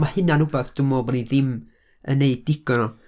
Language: Welsh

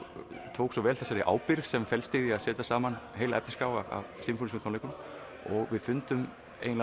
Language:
Icelandic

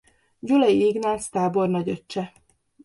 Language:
Hungarian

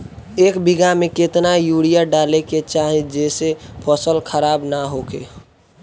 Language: Bhojpuri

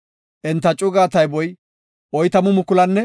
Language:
Gofa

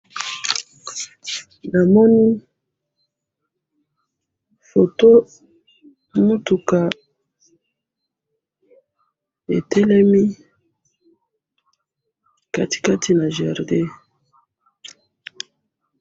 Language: Lingala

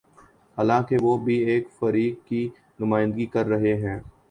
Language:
Urdu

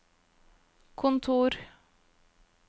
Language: Norwegian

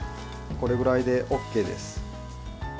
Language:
Japanese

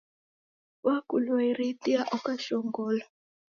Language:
Taita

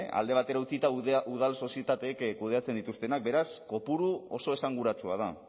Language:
Basque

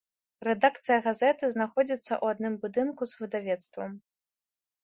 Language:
Belarusian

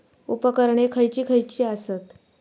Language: Marathi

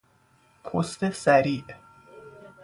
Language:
Persian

